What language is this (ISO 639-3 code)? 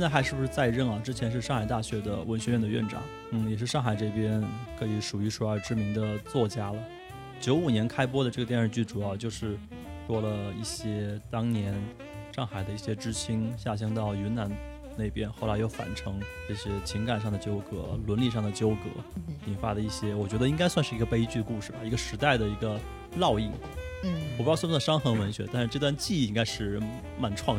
zho